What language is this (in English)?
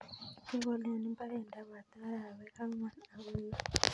Kalenjin